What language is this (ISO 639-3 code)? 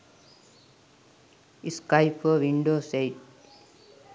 sin